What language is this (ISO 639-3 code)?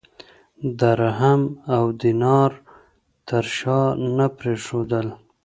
pus